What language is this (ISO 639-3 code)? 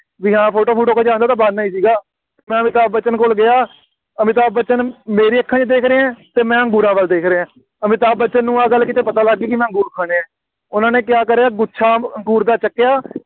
pan